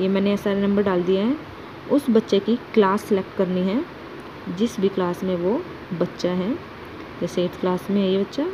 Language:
Hindi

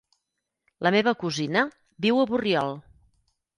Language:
Catalan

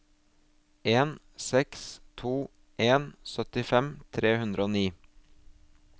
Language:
Norwegian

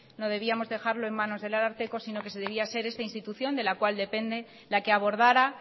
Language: Spanish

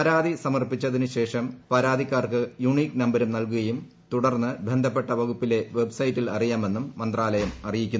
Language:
Malayalam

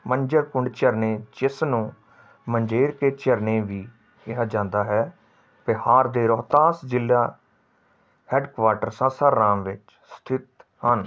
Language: Punjabi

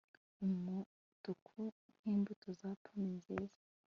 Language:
Kinyarwanda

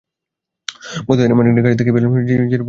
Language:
Bangla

